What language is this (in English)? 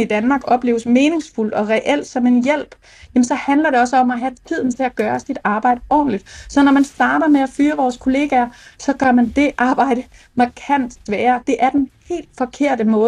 Danish